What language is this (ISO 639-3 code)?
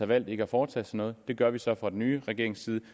dan